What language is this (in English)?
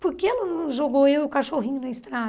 Portuguese